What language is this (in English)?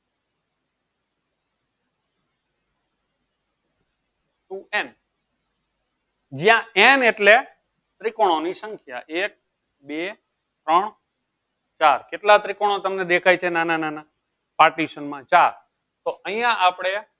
Gujarati